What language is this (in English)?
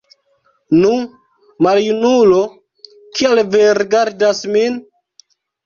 Esperanto